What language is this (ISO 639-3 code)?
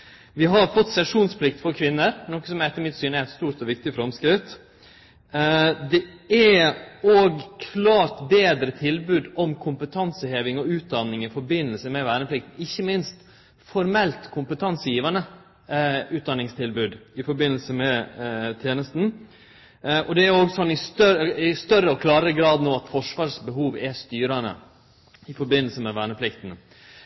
nno